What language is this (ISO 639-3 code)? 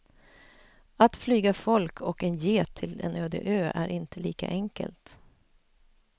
swe